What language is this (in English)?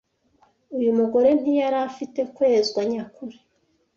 Kinyarwanda